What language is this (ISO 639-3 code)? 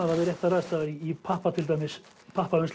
isl